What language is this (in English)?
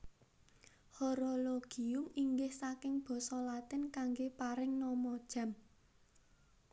Javanese